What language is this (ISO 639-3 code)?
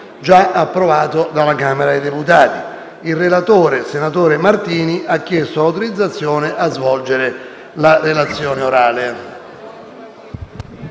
ita